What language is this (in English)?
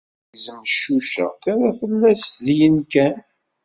Kabyle